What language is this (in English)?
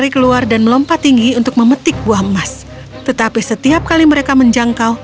Indonesian